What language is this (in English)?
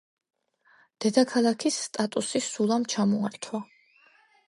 Georgian